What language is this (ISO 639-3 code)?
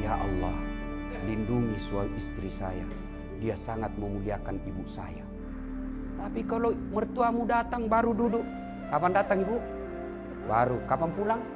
ind